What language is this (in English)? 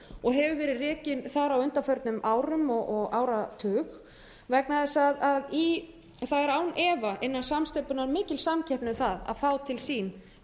Icelandic